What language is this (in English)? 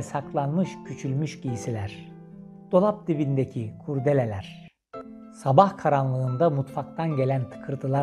Turkish